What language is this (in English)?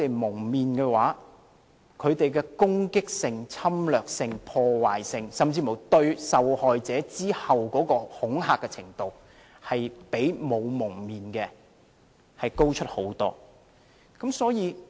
Cantonese